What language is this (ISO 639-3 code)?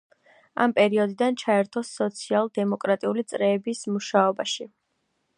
kat